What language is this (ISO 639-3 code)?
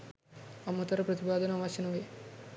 sin